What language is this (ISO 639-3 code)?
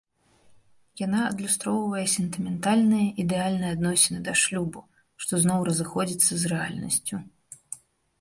bel